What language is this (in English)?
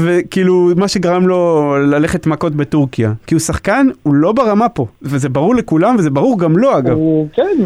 Hebrew